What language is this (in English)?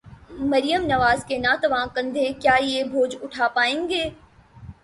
Urdu